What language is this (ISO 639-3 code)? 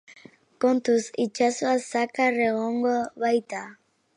eus